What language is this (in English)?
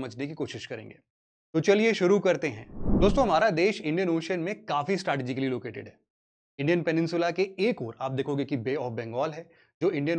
Hindi